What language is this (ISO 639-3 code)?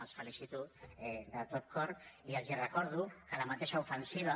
cat